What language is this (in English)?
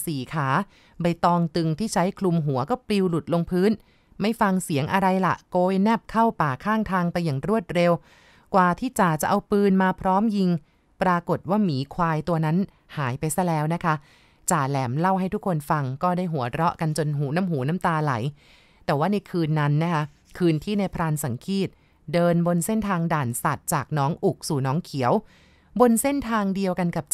Thai